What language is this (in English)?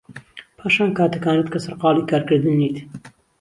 Central Kurdish